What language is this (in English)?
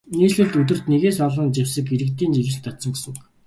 Mongolian